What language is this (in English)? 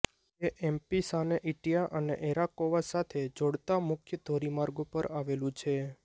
Gujarati